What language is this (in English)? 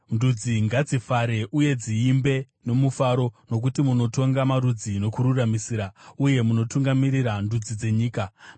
Shona